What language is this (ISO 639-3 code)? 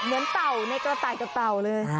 tha